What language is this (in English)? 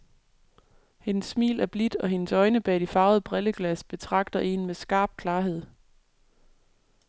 Danish